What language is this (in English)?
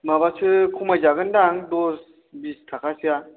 Bodo